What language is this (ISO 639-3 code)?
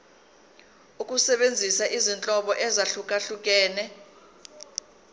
zul